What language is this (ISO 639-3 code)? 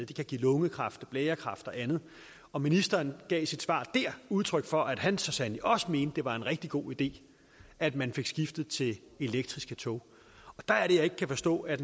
dan